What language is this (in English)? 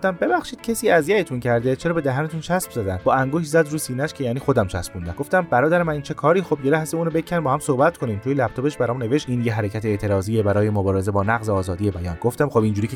Persian